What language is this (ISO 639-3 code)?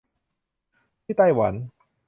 tha